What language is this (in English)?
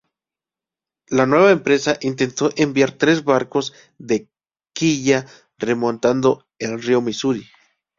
Spanish